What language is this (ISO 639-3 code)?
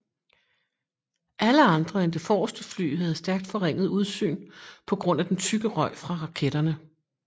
dan